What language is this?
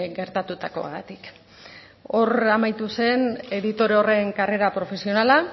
Basque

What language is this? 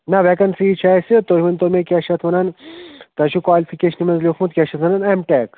Kashmiri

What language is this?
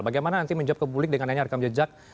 Indonesian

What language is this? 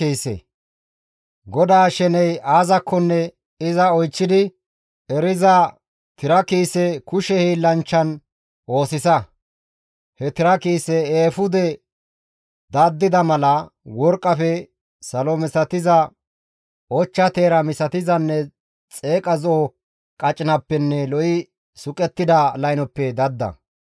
Gamo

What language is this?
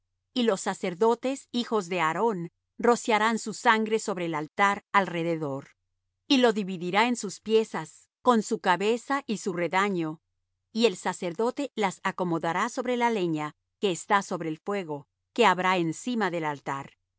Spanish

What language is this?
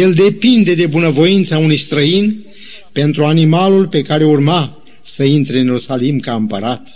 Romanian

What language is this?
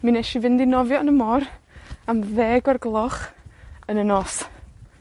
Welsh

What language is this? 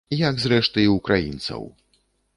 Belarusian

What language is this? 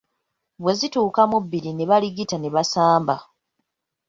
Ganda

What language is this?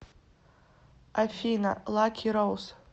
Russian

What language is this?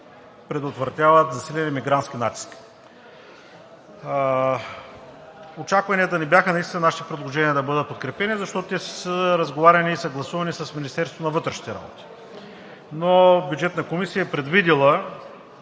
Bulgarian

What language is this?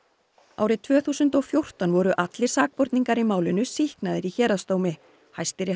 Icelandic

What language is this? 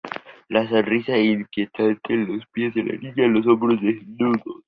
Spanish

